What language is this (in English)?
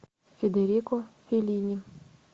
Russian